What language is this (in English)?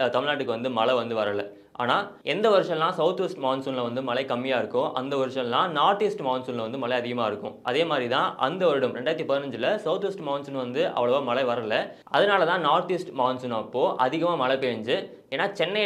Romanian